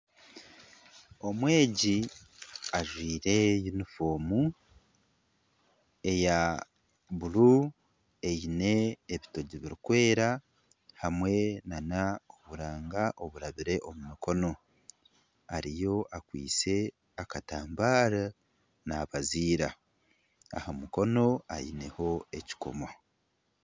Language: Nyankole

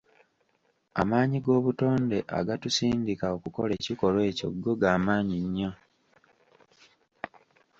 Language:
Ganda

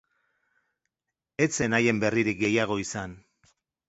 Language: Basque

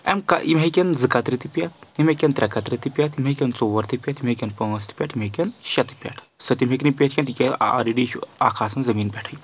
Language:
Kashmiri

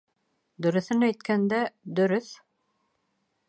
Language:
Bashkir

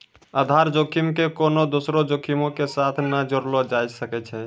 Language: Maithili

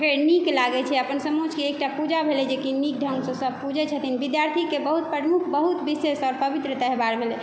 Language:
Maithili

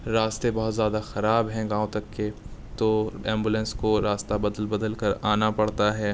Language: Urdu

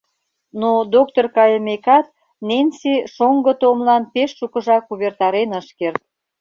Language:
Mari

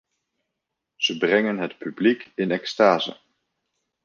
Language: Dutch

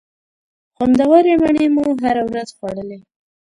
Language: Pashto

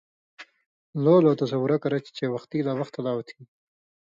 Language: Indus Kohistani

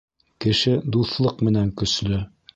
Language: Bashkir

